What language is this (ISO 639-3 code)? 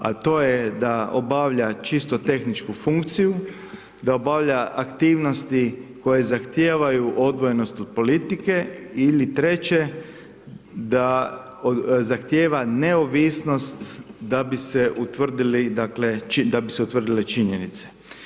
hrv